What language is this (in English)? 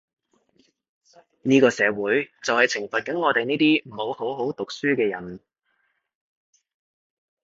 Cantonese